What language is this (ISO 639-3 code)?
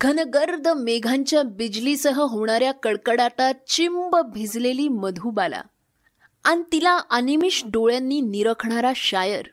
mar